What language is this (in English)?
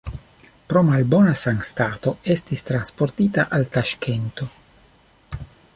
Esperanto